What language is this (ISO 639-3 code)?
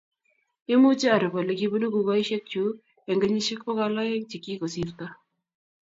kln